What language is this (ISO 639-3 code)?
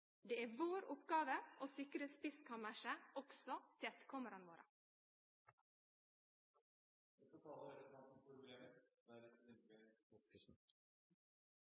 nno